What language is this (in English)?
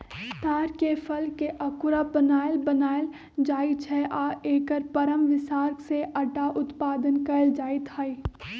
Magahi